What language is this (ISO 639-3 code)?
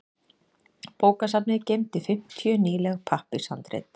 isl